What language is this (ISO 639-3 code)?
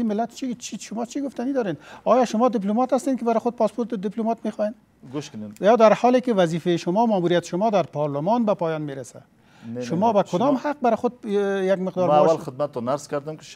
fas